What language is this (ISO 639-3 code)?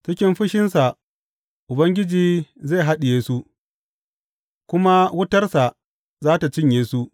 hau